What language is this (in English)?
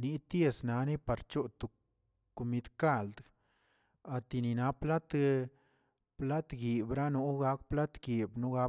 Tilquiapan Zapotec